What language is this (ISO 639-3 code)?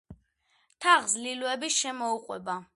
kat